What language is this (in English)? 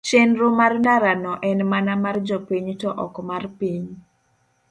Luo (Kenya and Tanzania)